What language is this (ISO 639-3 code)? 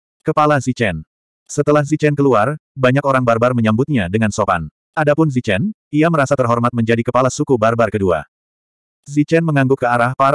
ind